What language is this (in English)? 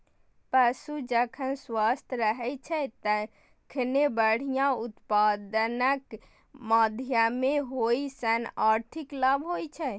Maithili